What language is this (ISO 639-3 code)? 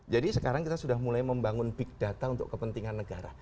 ind